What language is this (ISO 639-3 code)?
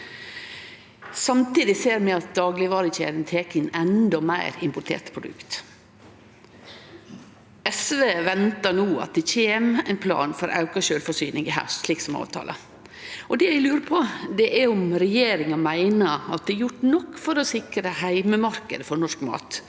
nor